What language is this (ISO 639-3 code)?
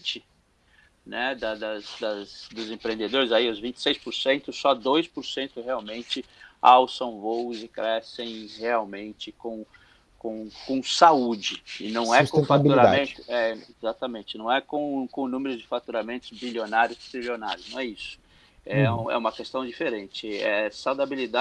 por